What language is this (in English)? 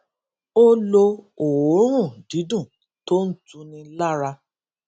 Yoruba